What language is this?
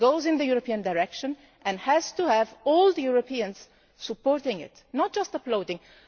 English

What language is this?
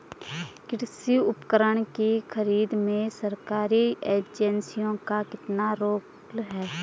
Hindi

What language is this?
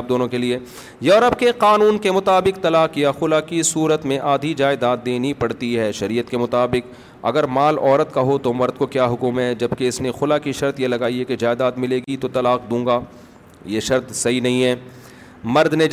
Urdu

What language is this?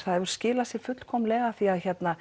Icelandic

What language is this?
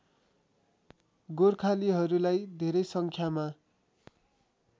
Nepali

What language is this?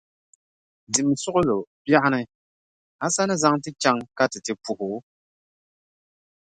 Dagbani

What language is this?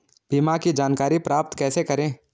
Hindi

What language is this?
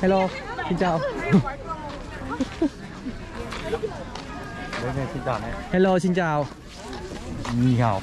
Vietnamese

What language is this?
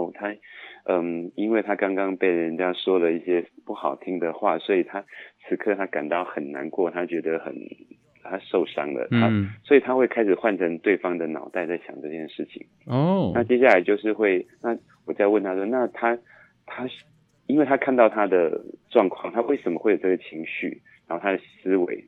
Chinese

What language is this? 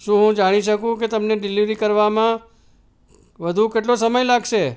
Gujarati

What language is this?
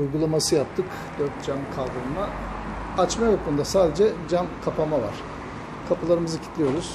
Turkish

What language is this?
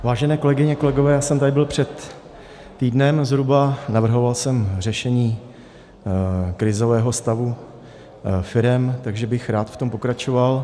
Czech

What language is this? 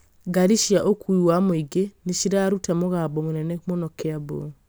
Kikuyu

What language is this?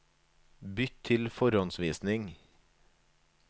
Norwegian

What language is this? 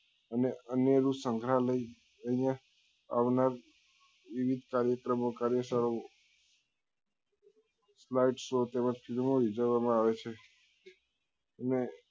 Gujarati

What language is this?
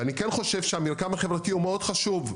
Hebrew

